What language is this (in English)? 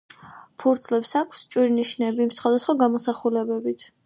Georgian